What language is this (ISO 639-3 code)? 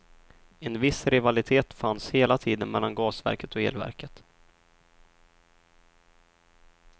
swe